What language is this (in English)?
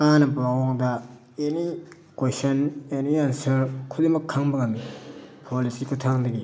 Manipuri